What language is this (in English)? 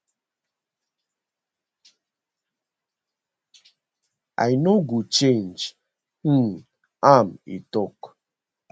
Nigerian Pidgin